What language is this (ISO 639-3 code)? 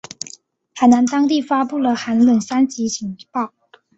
zho